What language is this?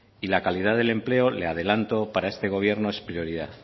Spanish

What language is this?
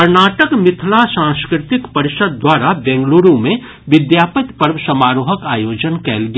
Maithili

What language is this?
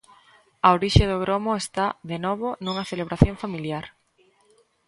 Galician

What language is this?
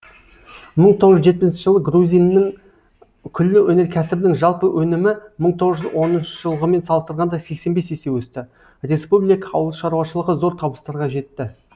Kazakh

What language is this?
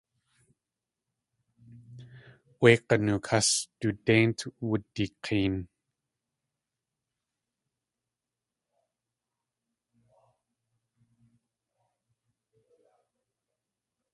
Tlingit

